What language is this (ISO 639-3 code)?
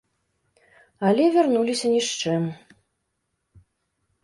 bel